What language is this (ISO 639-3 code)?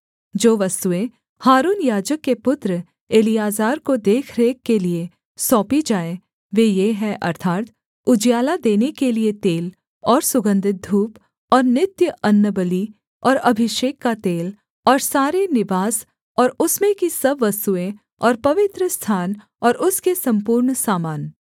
hin